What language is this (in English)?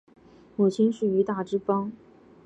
Chinese